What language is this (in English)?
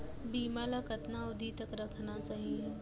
Chhattisgarhi